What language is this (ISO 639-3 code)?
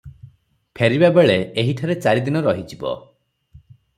ori